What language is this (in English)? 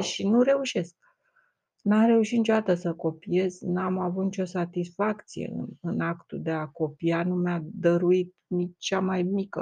Romanian